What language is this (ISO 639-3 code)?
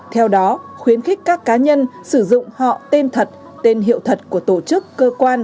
vie